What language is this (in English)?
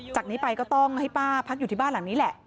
Thai